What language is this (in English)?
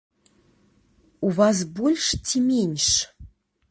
Belarusian